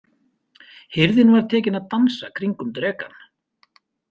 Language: Icelandic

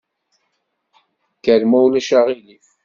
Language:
Kabyle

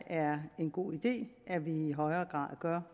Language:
Danish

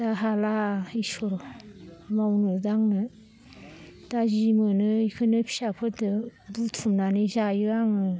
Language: Bodo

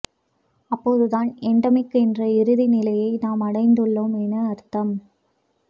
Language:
Tamil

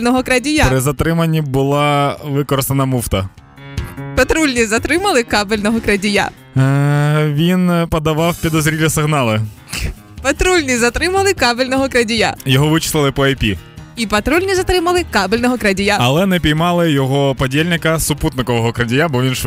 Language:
Ukrainian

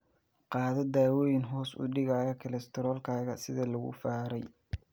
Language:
Somali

